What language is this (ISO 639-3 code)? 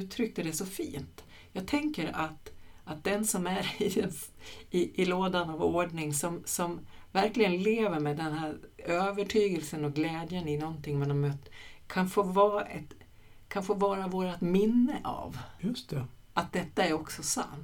swe